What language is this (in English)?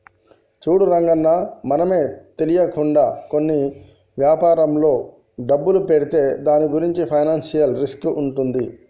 Telugu